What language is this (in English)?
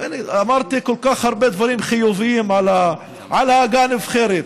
Hebrew